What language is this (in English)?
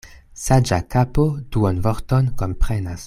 Esperanto